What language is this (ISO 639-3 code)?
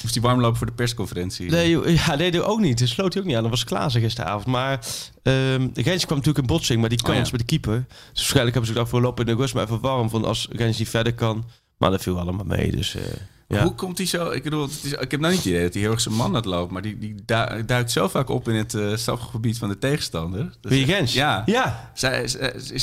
nld